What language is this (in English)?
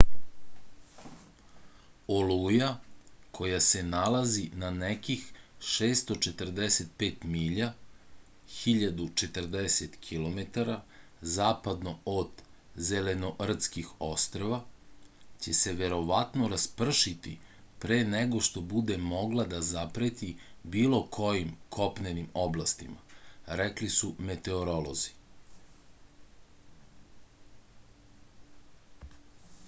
Serbian